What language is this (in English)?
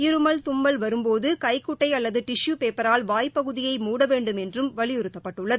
Tamil